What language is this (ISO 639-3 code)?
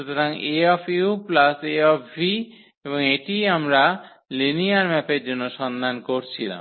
ben